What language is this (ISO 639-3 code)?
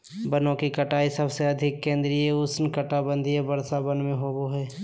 mag